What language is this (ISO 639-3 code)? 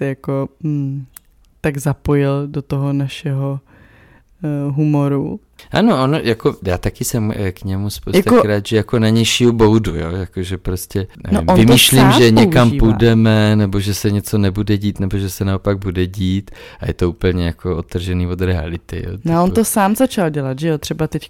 ces